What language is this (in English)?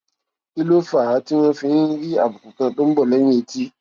Yoruba